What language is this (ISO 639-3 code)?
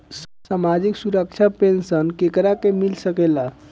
bho